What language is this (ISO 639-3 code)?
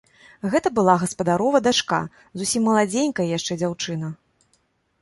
bel